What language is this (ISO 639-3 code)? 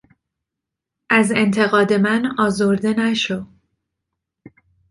fas